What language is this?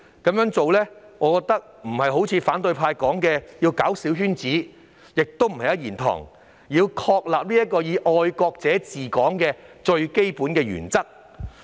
Cantonese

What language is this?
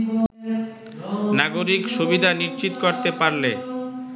Bangla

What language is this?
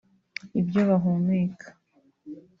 Kinyarwanda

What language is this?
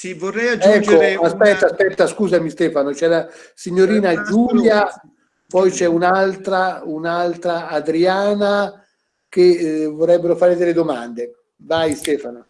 Italian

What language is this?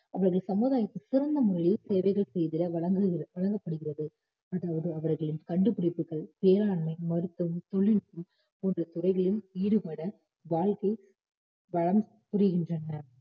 Tamil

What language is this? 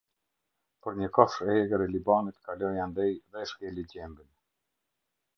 Albanian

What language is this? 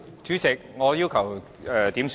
Cantonese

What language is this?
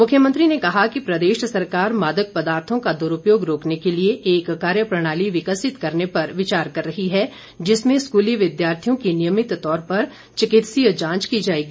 Hindi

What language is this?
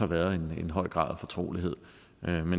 Danish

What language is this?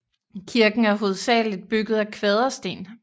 Danish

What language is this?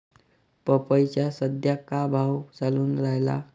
Marathi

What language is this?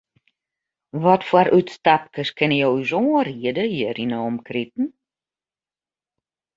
Western Frisian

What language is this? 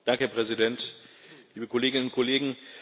German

